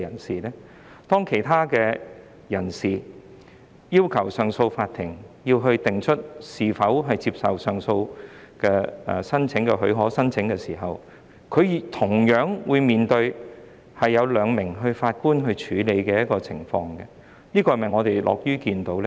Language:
Cantonese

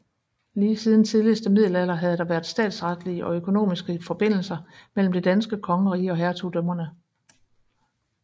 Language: Danish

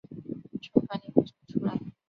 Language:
Chinese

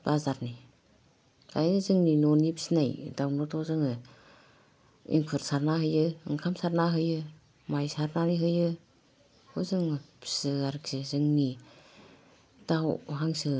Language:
Bodo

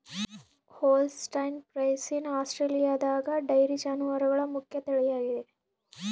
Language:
Kannada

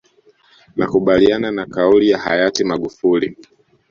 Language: Swahili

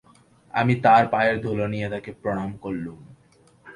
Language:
Bangla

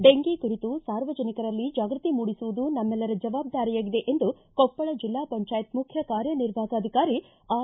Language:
Kannada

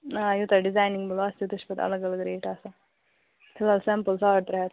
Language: Kashmiri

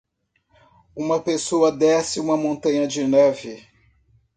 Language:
Portuguese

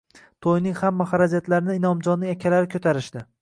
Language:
Uzbek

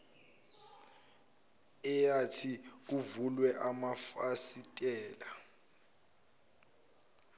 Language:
Zulu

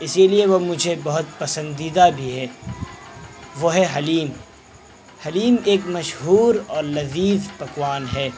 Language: Urdu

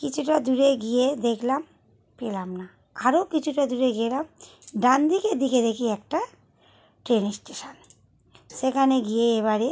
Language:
Bangla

